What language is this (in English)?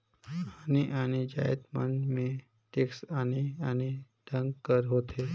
Chhattisgarhi